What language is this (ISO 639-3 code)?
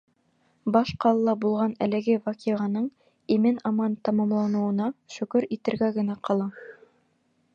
bak